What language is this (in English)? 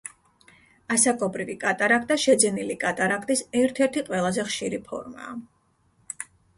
Georgian